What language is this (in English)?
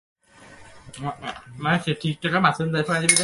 Bangla